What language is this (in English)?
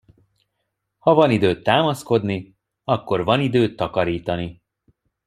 Hungarian